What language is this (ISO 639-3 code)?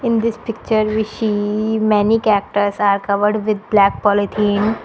eng